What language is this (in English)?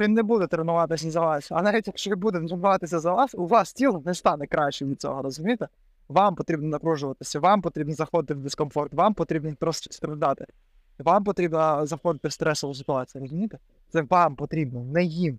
Ukrainian